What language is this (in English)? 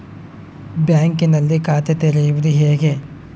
Kannada